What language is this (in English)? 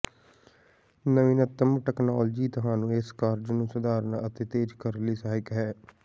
Punjabi